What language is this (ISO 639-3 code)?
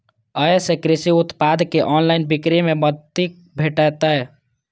mai